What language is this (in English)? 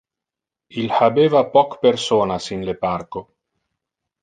Interlingua